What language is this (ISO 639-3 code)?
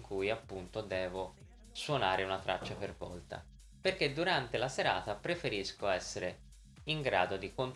ita